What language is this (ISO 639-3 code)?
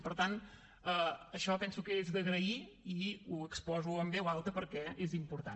cat